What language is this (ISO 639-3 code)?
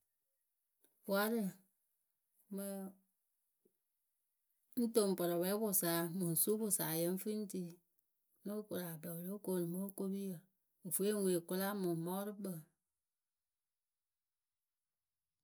keu